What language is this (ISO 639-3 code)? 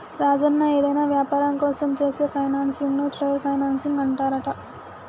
tel